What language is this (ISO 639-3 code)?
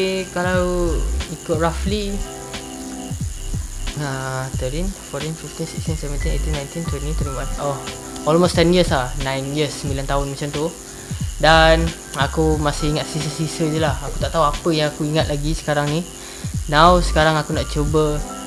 msa